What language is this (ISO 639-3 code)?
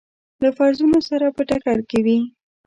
pus